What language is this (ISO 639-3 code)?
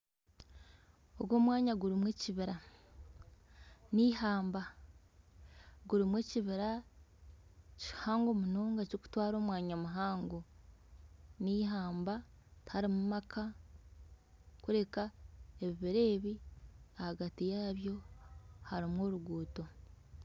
nyn